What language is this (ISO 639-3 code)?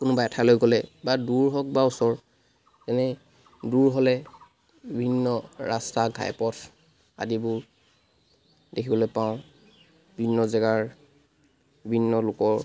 asm